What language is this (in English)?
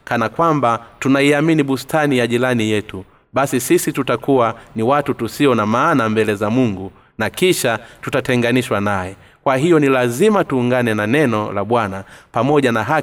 Swahili